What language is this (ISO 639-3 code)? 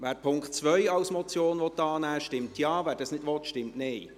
gsw